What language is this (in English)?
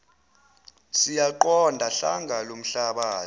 Zulu